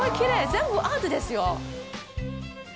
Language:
Japanese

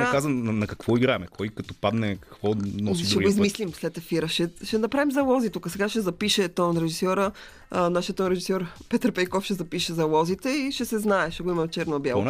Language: Bulgarian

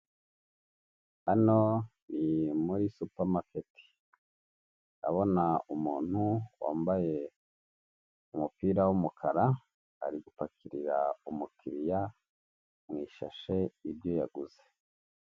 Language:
Kinyarwanda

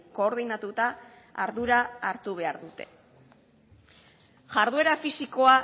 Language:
Basque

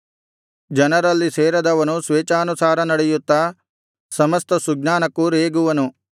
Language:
Kannada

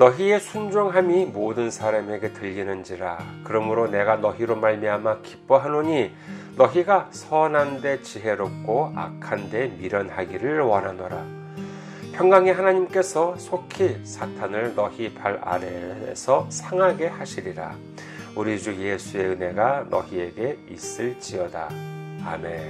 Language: Korean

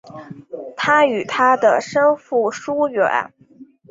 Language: Chinese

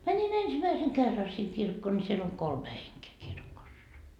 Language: Finnish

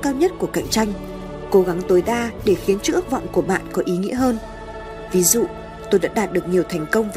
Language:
Vietnamese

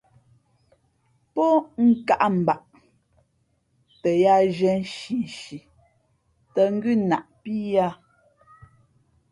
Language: Fe'fe'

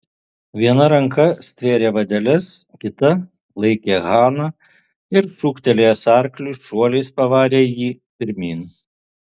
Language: Lithuanian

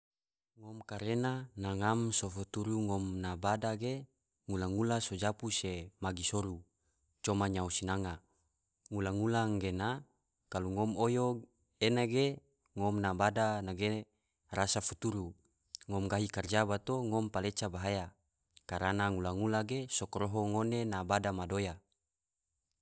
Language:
Tidore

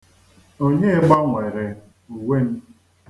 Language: Igbo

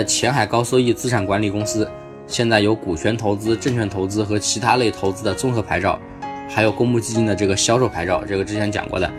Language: Chinese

